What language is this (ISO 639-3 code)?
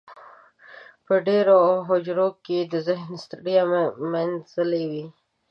pus